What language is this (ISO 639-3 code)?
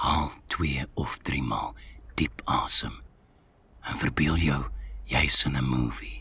nld